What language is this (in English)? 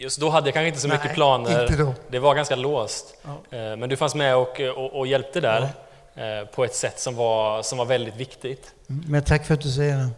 Swedish